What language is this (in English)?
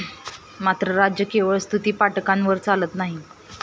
Marathi